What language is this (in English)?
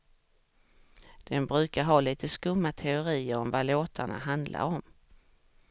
Swedish